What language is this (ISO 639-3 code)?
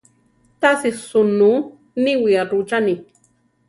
tar